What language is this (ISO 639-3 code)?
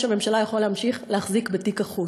heb